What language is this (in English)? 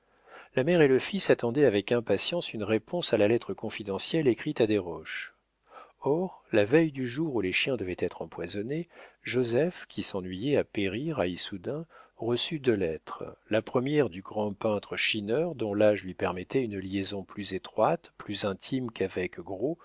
French